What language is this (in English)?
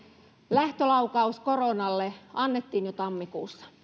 Finnish